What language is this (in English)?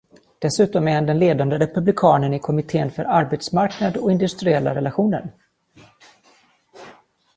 Swedish